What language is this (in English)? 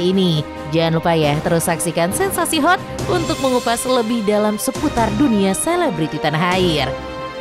Indonesian